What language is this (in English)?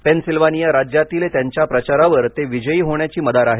Marathi